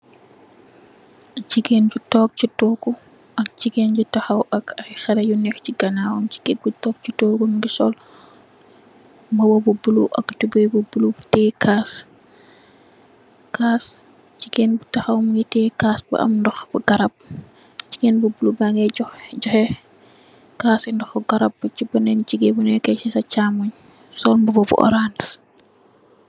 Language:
Wolof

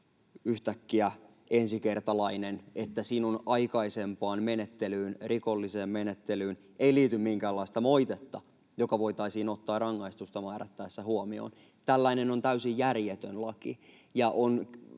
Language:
Finnish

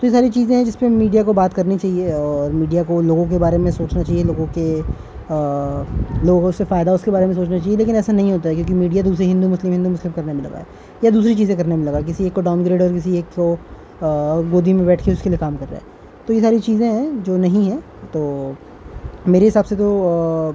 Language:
Urdu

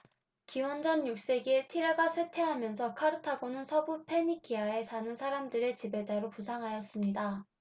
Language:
Korean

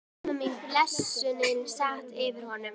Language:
Icelandic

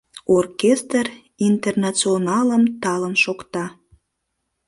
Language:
Mari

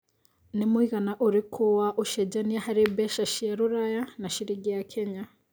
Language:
Kikuyu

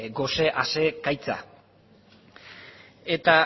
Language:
Basque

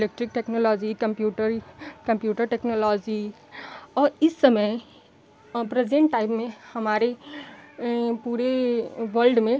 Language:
Hindi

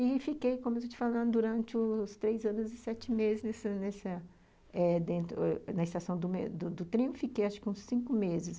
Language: Portuguese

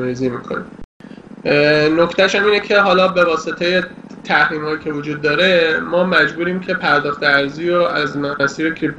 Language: Persian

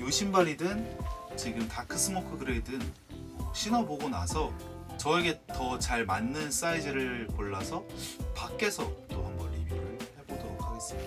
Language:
Korean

